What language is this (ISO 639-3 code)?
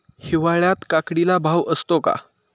mar